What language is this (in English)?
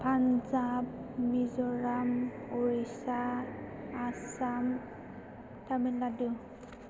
Bodo